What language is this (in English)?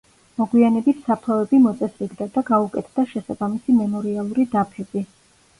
Georgian